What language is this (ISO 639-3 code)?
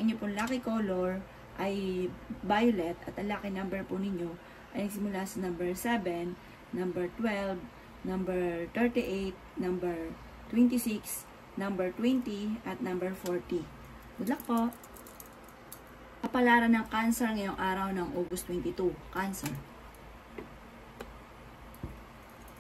fil